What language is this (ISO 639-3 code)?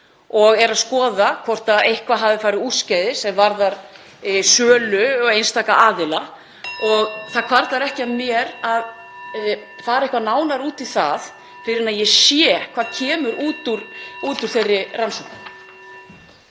isl